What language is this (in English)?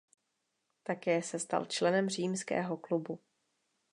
Czech